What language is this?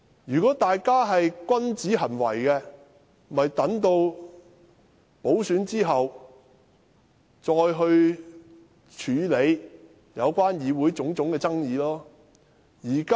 Cantonese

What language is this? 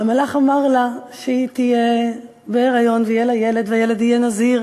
Hebrew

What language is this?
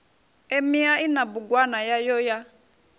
Venda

